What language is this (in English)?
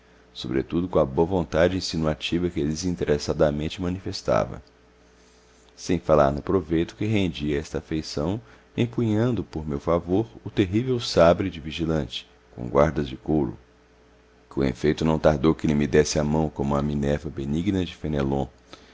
Portuguese